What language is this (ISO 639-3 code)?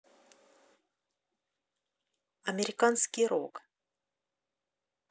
rus